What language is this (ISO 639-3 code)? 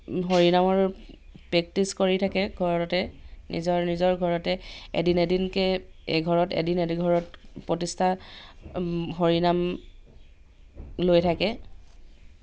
asm